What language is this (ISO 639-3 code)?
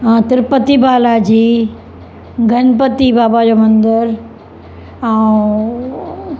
snd